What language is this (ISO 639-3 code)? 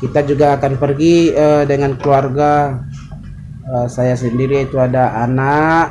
ind